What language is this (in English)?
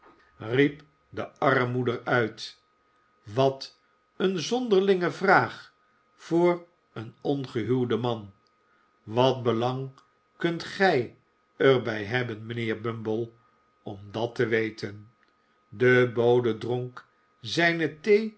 Dutch